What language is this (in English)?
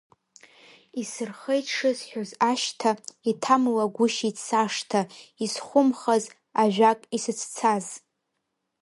Abkhazian